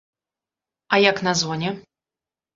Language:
Belarusian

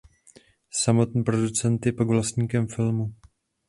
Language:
Czech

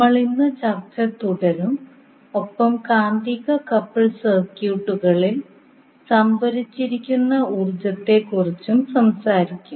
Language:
Malayalam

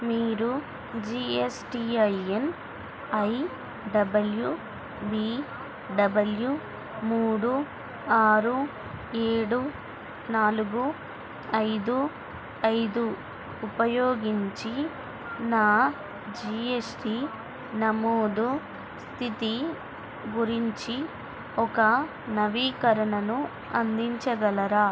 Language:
Telugu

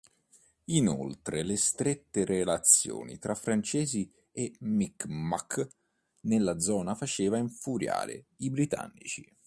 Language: Italian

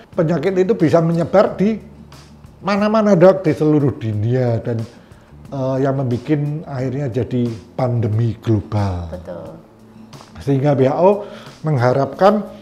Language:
Indonesian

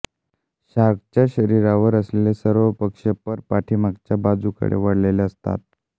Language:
Marathi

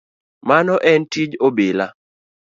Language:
Luo (Kenya and Tanzania)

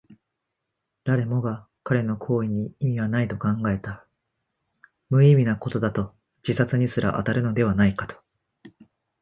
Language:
Japanese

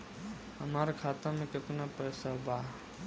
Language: Bhojpuri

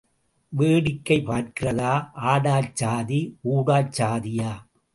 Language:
Tamil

